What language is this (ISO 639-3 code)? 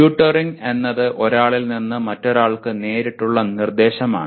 mal